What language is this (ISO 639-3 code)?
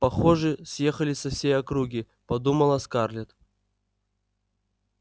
rus